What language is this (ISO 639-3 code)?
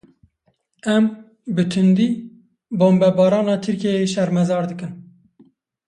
kur